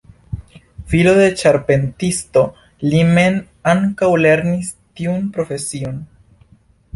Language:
Esperanto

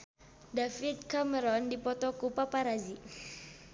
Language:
Sundanese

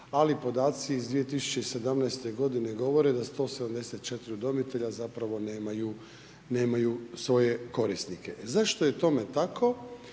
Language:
Croatian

